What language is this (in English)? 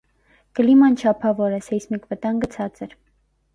Armenian